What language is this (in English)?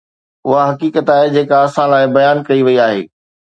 Sindhi